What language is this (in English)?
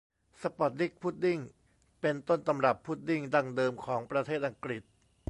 Thai